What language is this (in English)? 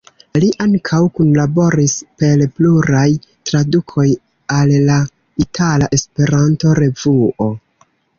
Esperanto